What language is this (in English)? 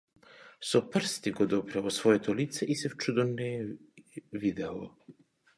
Macedonian